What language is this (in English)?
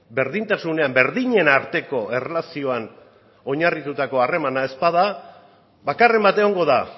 Basque